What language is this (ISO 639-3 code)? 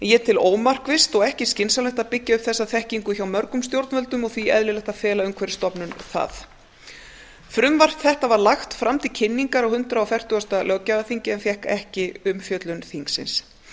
isl